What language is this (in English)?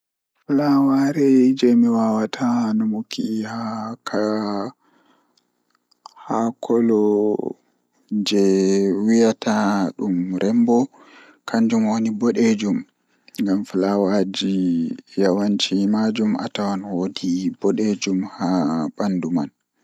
Fula